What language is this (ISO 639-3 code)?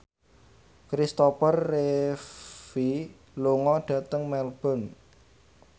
jav